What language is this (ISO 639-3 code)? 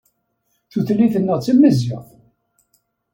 kab